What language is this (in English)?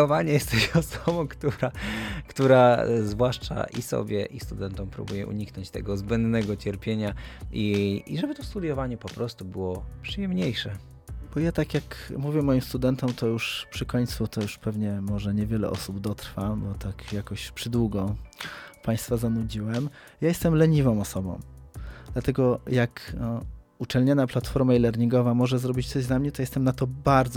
Polish